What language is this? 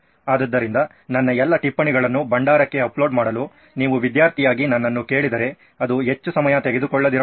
Kannada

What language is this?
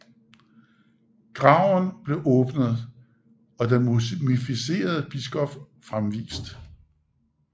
Danish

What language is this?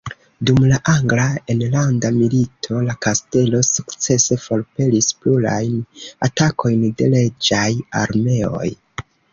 Esperanto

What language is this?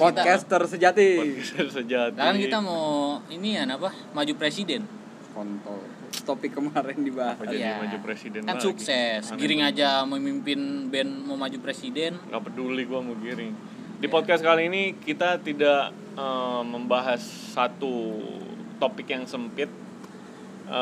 Indonesian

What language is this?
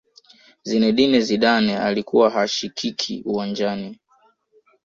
Swahili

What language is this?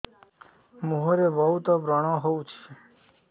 Odia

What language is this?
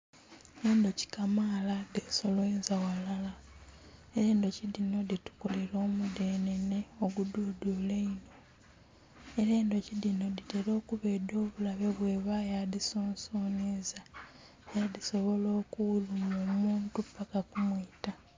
Soga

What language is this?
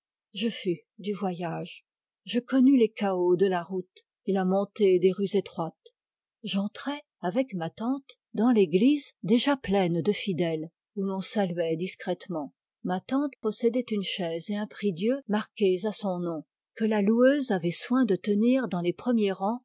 French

